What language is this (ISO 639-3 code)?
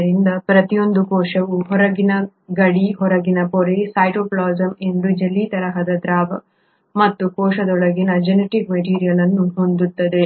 kan